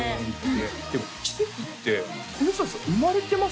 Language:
Japanese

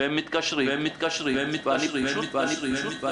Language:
Hebrew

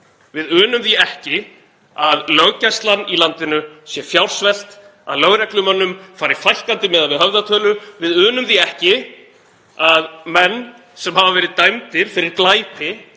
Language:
Icelandic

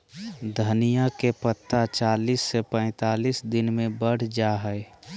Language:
Magahi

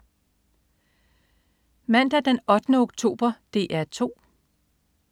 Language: Danish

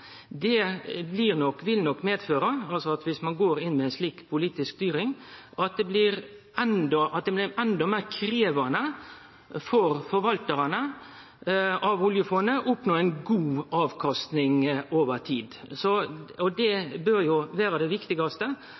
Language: Norwegian Nynorsk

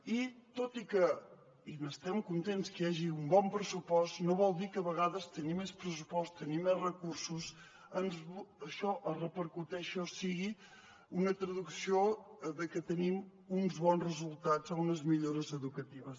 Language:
Catalan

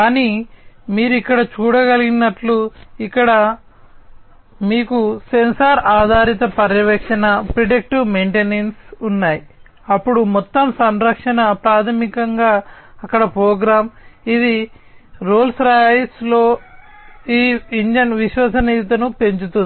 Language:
Telugu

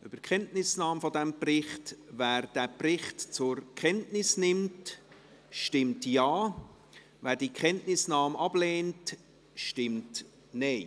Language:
Swiss German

